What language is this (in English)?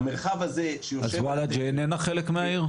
Hebrew